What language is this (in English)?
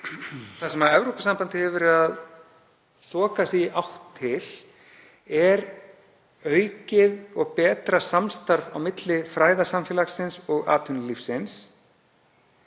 Icelandic